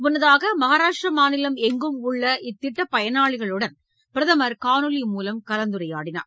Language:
Tamil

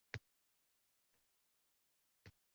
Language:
Uzbek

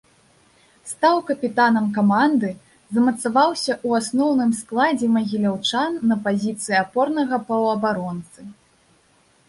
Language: Belarusian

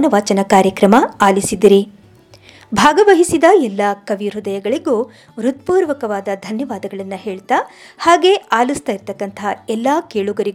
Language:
Kannada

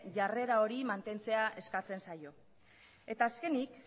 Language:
Basque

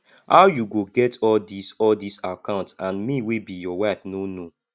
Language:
Nigerian Pidgin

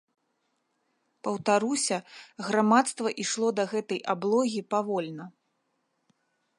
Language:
Belarusian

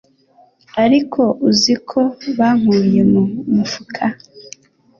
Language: Kinyarwanda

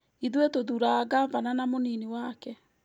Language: Kikuyu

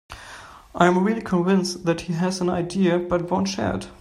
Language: English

